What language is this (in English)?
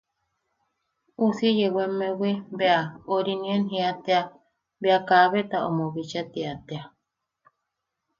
Yaqui